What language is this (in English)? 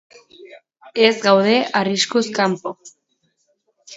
Basque